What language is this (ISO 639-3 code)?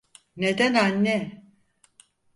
tur